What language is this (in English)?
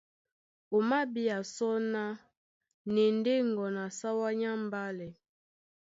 Duala